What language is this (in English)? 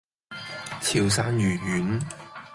Cantonese